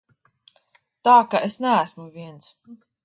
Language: Latvian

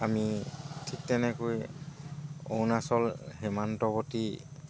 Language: Assamese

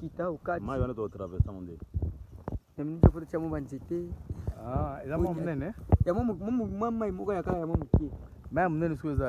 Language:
French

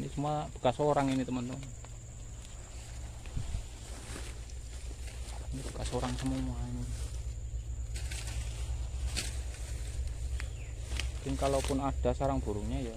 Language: Indonesian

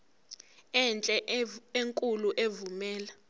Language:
Zulu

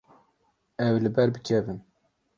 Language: Kurdish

